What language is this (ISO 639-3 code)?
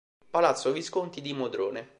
ita